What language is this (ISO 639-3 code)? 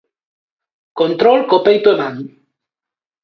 glg